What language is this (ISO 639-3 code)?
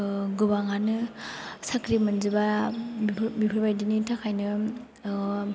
brx